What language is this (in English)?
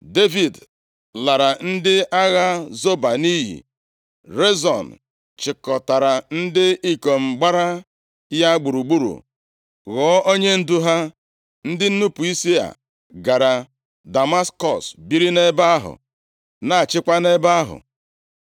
Igbo